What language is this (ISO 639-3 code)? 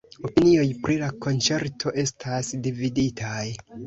epo